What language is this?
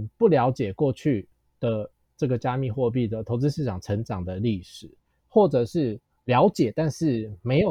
Chinese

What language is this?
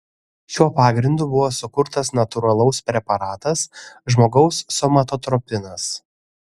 Lithuanian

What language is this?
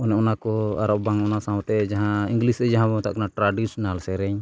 Santali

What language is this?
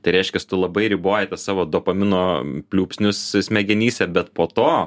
Lithuanian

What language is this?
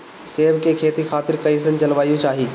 Bhojpuri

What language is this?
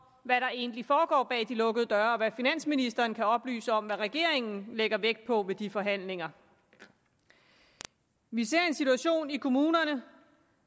Danish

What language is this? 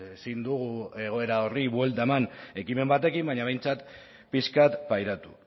Basque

